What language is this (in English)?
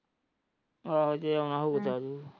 Punjabi